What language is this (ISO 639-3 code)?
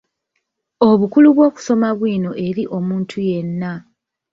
lug